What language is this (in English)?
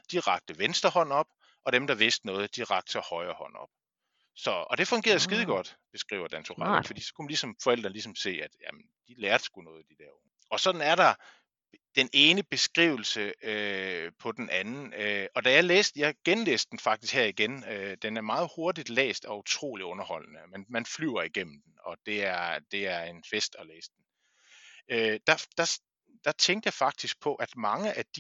Danish